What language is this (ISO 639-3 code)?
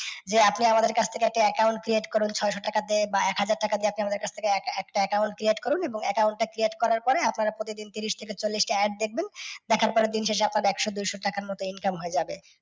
ben